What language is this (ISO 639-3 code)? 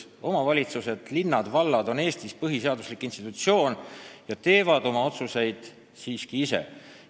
est